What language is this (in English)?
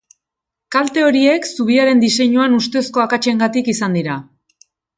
Basque